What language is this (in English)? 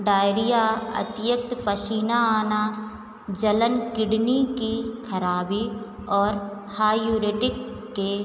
Hindi